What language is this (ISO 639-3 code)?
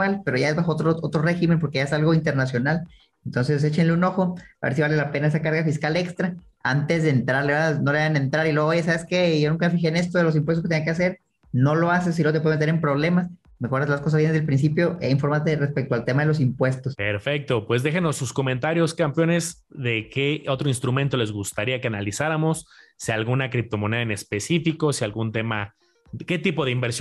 spa